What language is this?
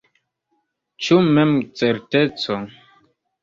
Esperanto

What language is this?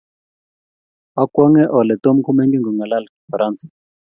Kalenjin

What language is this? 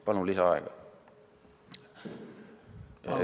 Estonian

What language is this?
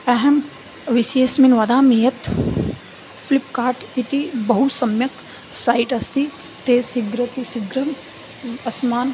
Sanskrit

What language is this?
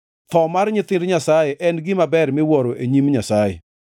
Luo (Kenya and Tanzania)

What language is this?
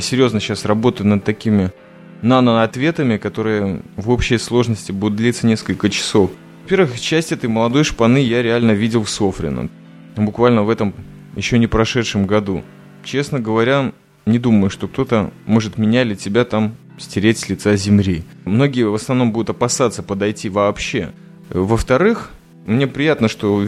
Russian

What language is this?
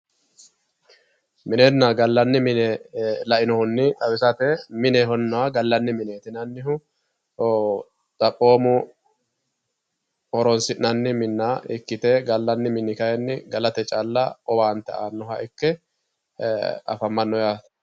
Sidamo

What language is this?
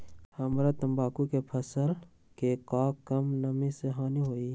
Magahi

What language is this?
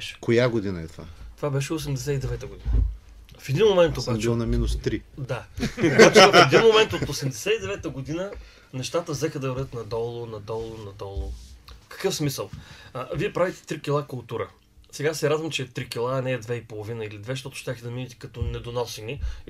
Bulgarian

